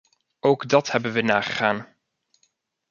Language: Dutch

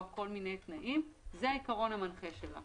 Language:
Hebrew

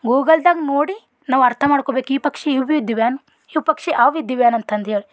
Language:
Kannada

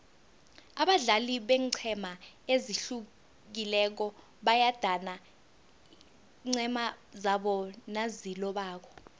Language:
South Ndebele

